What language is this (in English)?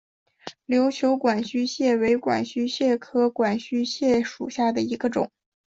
Chinese